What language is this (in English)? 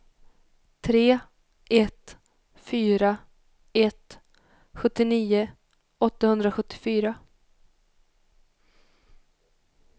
Swedish